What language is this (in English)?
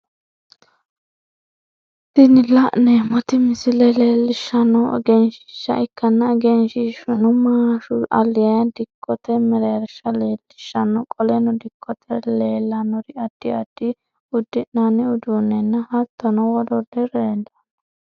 Sidamo